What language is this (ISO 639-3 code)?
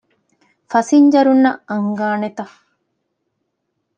div